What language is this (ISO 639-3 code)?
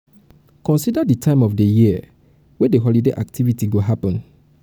pcm